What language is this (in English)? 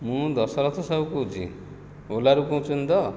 Odia